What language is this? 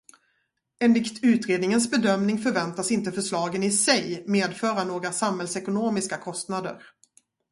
Swedish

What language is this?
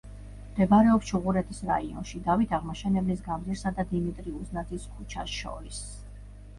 Georgian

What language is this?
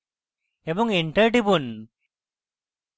Bangla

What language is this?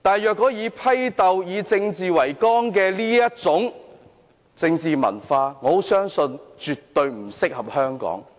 Cantonese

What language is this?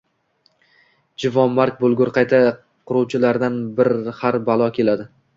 Uzbek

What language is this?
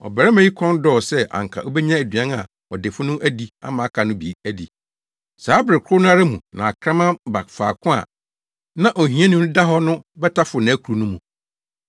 Akan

